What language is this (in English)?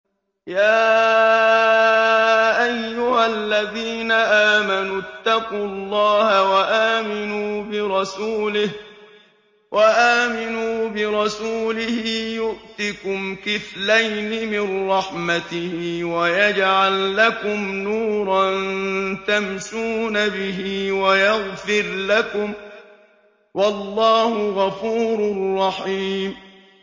Arabic